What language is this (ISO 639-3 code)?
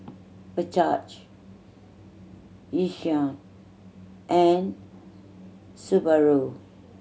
eng